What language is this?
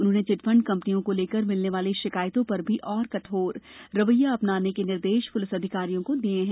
Hindi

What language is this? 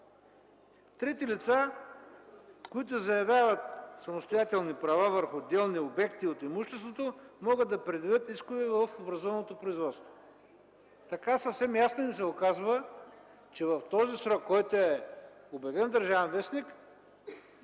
Bulgarian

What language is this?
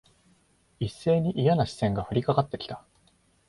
Japanese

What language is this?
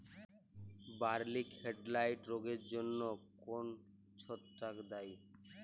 Bangla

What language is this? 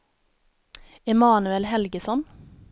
Swedish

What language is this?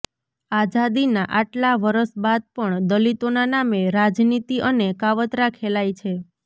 Gujarati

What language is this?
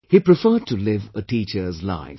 English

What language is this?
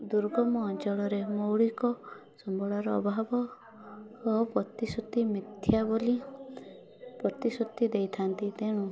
Odia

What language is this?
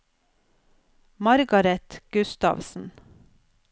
Norwegian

